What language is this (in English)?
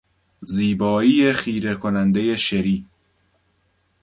Persian